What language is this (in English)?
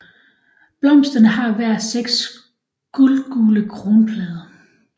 Danish